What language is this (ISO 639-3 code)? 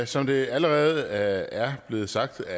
dan